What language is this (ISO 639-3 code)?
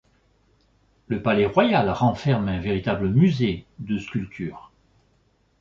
fra